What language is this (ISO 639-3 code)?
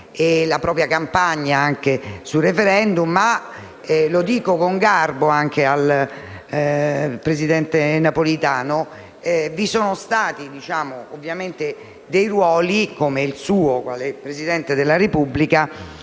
ita